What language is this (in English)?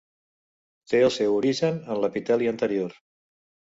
Catalan